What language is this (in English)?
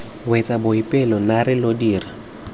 Tswana